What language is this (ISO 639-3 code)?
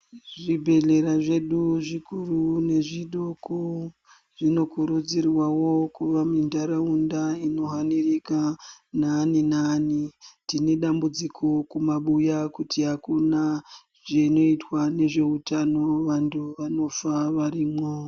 ndc